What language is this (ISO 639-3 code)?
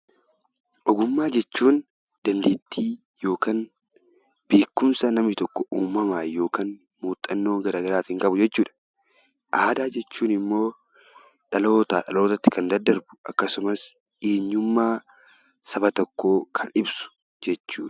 orm